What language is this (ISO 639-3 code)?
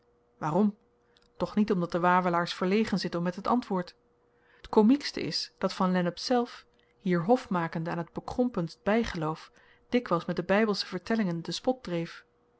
nld